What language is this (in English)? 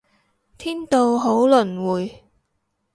Cantonese